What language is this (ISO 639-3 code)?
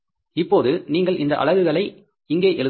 tam